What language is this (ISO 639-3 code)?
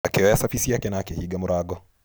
kik